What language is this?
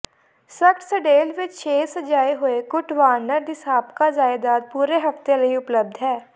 Punjabi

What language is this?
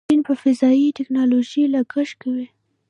Pashto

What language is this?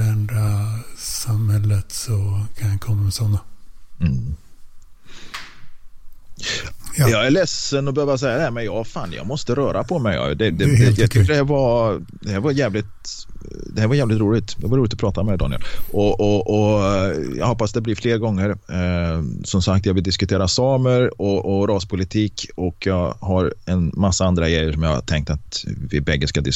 Swedish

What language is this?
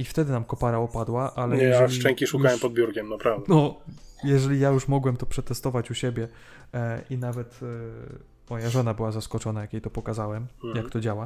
Polish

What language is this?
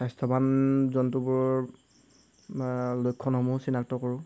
Assamese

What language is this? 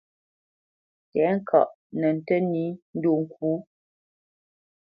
Bamenyam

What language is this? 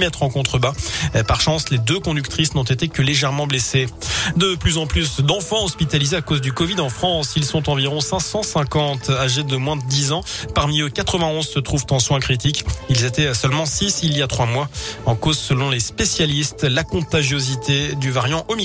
French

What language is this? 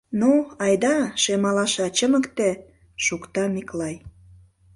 Mari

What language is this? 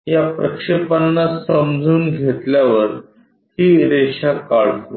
Marathi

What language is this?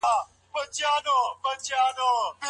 Pashto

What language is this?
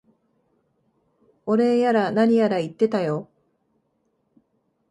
Japanese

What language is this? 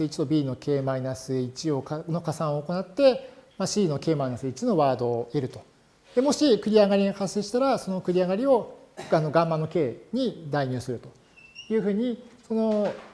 Japanese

